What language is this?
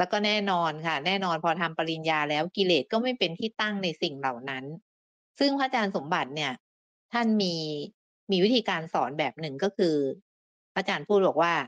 Thai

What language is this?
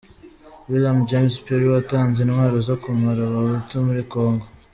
Kinyarwanda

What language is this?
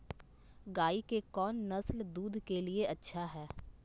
Magahi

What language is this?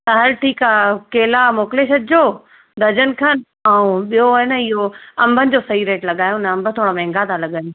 Sindhi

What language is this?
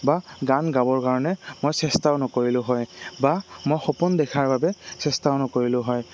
Assamese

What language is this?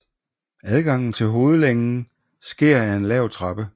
Danish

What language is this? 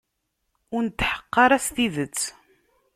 Kabyle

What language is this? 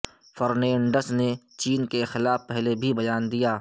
Urdu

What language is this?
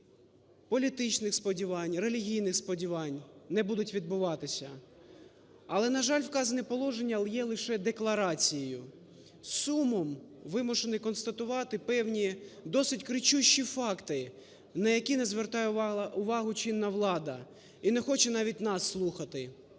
Ukrainian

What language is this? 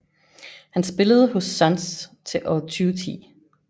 Danish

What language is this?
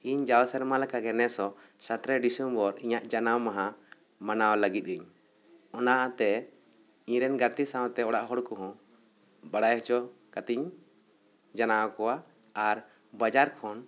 Santali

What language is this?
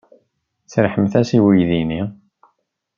Kabyle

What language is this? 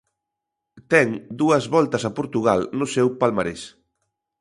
Galician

